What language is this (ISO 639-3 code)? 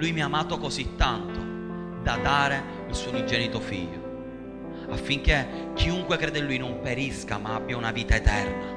ita